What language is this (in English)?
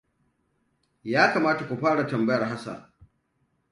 Hausa